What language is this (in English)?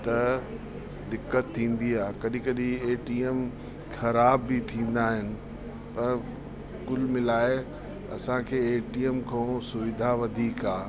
Sindhi